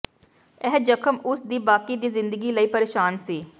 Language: Punjabi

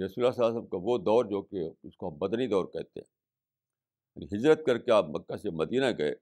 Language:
Urdu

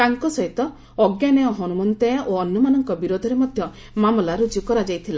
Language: Odia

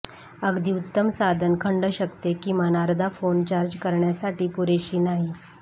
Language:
Marathi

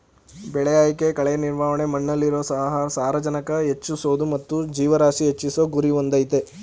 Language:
Kannada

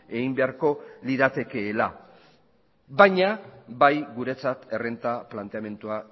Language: Basque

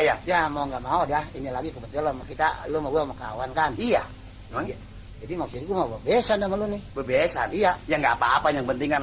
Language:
Indonesian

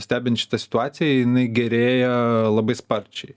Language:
Lithuanian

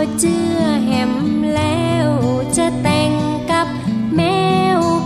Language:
Thai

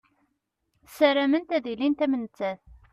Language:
Kabyle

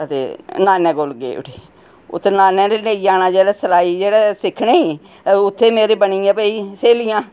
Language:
Dogri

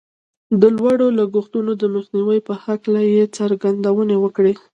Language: Pashto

